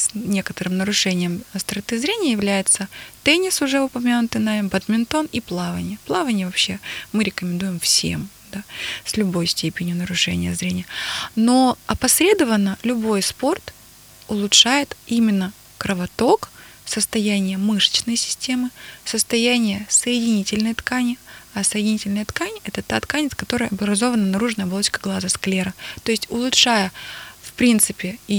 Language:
Russian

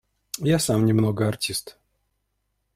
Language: Russian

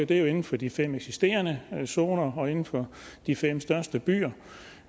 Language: Danish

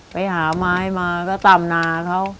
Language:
Thai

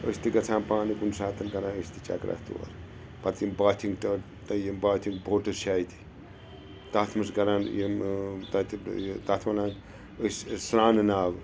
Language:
Kashmiri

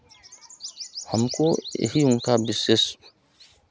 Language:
Hindi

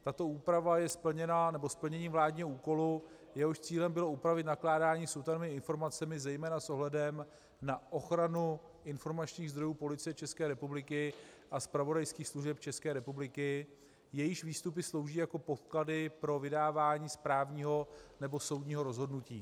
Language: Czech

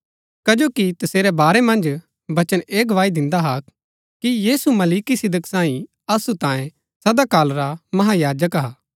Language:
Gaddi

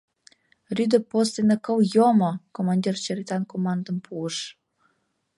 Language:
Mari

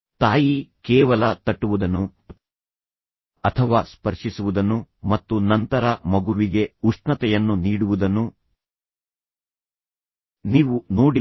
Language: Kannada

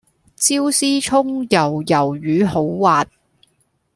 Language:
Cantonese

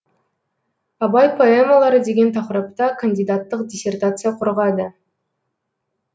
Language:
Kazakh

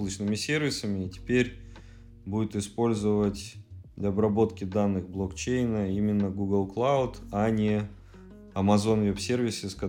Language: Russian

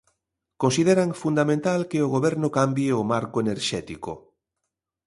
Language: Galician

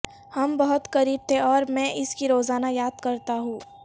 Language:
Urdu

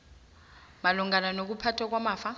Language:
South Ndebele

